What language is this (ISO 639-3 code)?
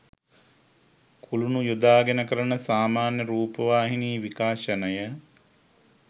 sin